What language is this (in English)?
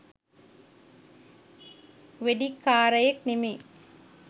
Sinhala